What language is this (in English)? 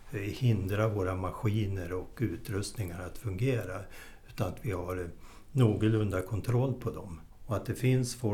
Swedish